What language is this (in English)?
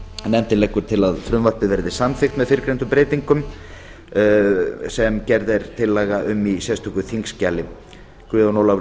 Icelandic